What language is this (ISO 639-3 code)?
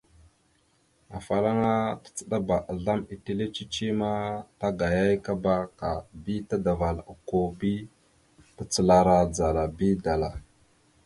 mxu